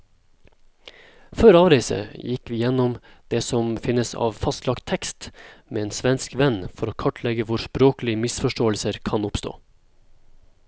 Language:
Norwegian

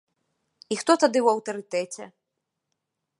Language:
Belarusian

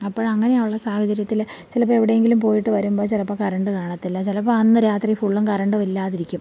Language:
Malayalam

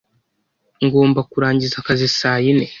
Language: Kinyarwanda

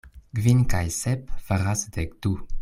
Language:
Esperanto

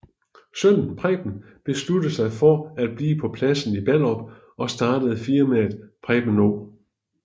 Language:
Danish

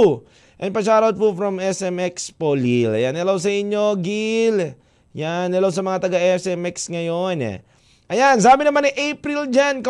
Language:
Filipino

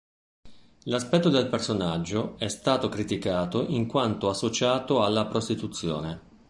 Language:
Italian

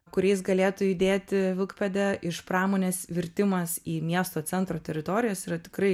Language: Lithuanian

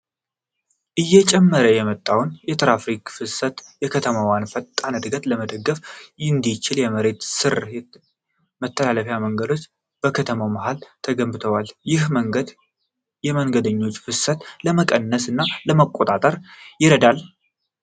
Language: Amharic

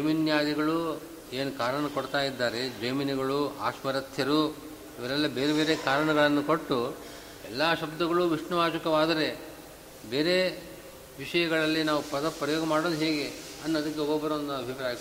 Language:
Kannada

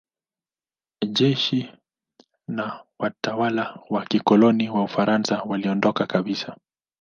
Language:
Swahili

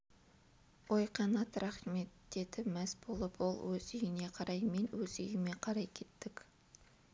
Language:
Kazakh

